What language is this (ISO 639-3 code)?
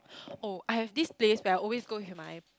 eng